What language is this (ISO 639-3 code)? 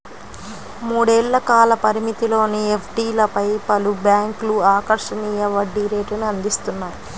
tel